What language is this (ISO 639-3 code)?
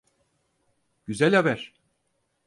tur